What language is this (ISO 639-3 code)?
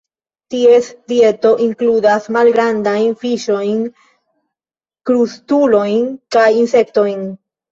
epo